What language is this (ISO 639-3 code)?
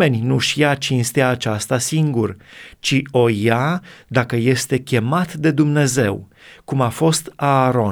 ron